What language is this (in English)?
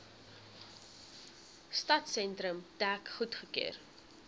Afrikaans